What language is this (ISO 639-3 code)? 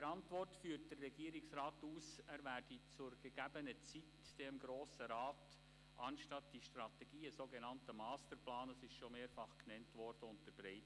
gsw